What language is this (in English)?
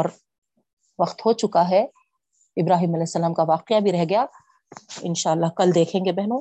Urdu